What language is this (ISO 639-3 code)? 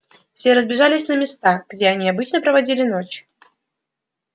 rus